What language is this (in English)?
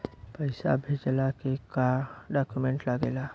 Bhojpuri